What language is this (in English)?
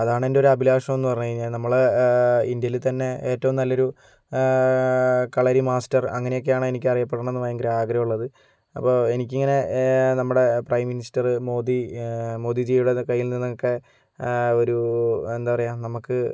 Malayalam